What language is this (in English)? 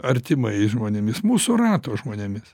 Lithuanian